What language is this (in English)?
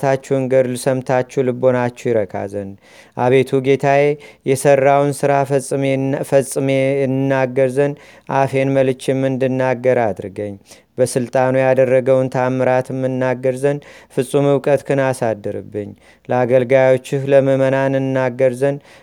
Amharic